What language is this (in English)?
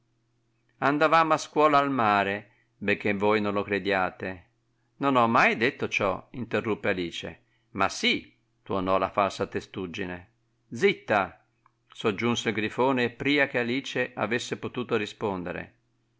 Italian